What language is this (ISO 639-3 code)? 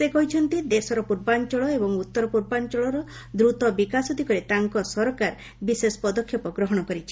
ori